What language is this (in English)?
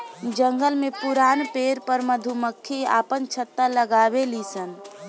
Bhojpuri